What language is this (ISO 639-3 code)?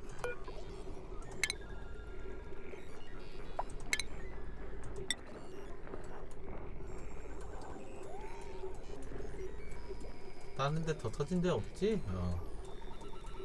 kor